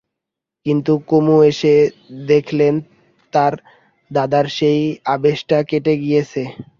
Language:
Bangla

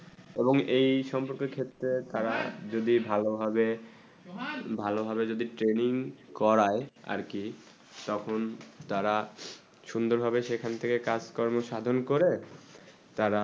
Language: Bangla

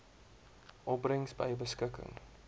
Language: Afrikaans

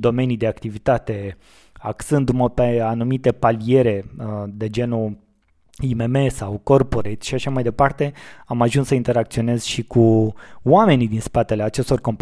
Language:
Romanian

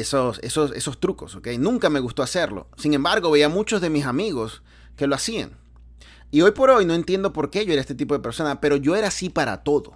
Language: Spanish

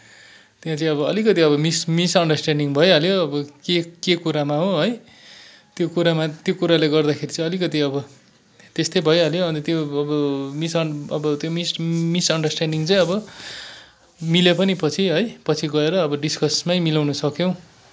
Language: Nepali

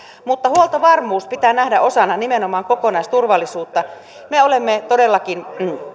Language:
Finnish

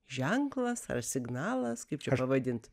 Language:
Lithuanian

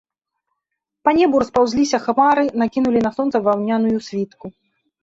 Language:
Belarusian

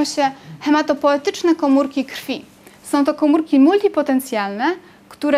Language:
Polish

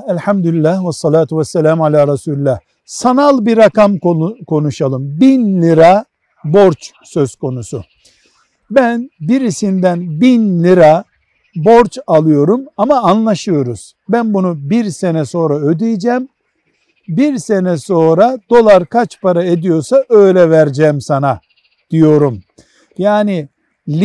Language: Turkish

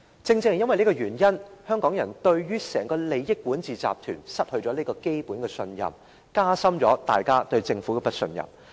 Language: Cantonese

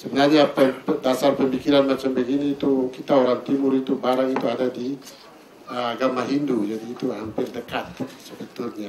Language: Indonesian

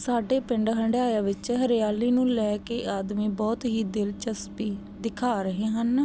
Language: Punjabi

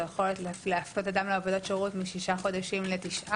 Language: Hebrew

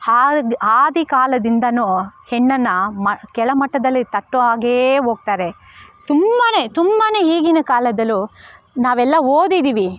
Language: Kannada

